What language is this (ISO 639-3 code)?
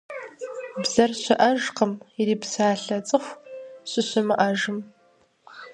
kbd